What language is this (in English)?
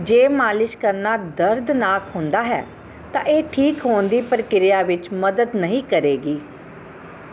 Punjabi